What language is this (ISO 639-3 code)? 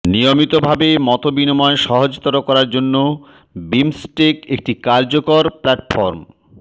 ben